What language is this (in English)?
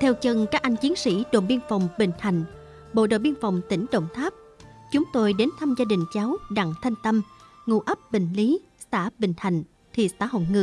Vietnamese